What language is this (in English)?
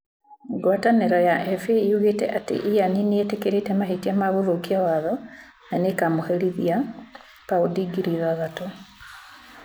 Kikuyu